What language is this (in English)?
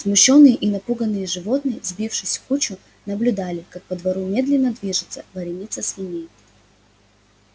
Russian